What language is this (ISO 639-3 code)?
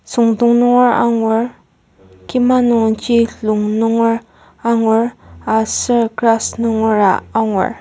njo